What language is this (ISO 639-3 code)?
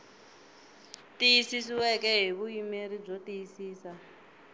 tso